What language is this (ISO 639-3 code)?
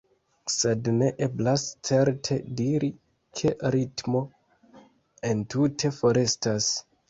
epo